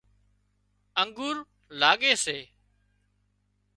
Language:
Wadiyara Koli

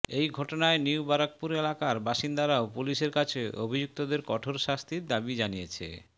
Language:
Bangla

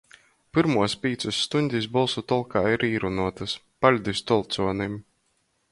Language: Latgalian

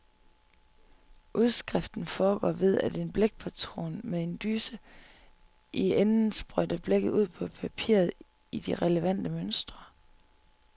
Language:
Danish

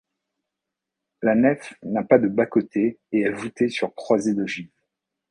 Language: French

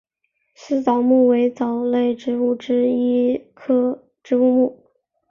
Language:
Chinese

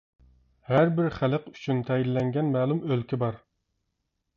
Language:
Uyghur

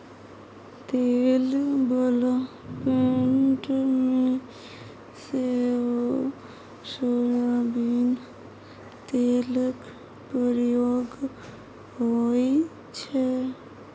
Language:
Maithili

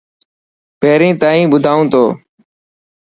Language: Dhatki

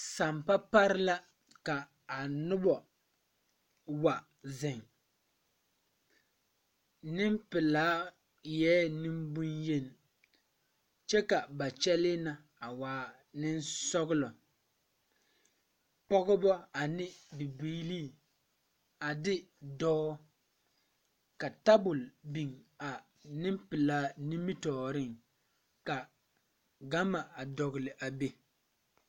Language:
Southern Dagaare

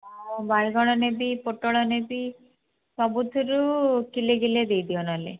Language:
Odia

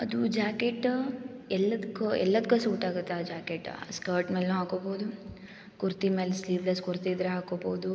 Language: Kannada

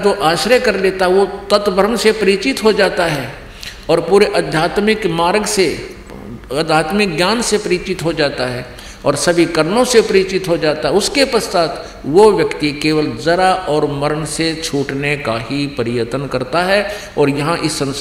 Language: Hindi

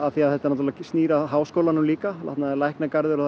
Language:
Icelandic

